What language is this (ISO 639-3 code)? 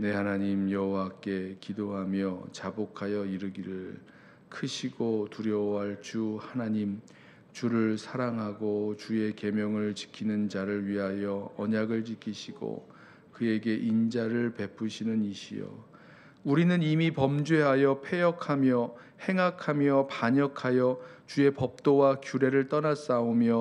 kor